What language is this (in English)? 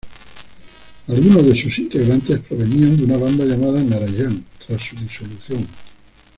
Spanish